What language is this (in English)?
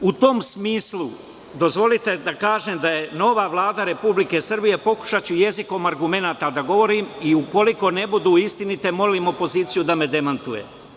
Serbian